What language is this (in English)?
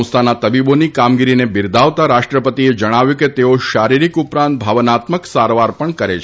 Gujarati